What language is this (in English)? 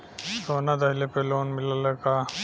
Bhojpuri